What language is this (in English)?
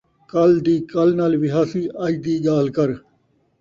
Saraiki